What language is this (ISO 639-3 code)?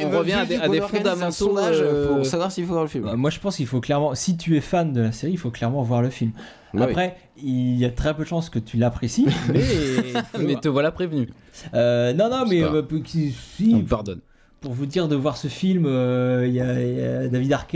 fra